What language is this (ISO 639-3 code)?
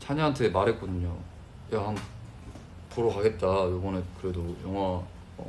kor